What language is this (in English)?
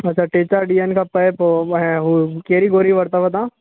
Sindhi